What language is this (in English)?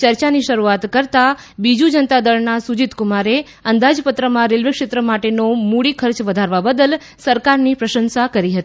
Gujarati